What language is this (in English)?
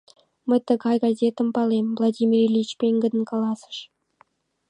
Mari